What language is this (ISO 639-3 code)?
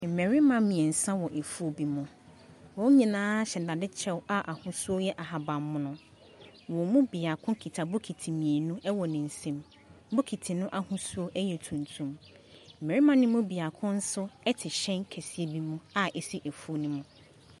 aka